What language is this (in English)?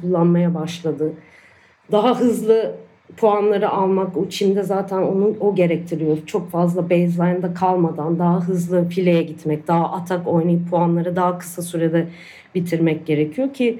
Turkish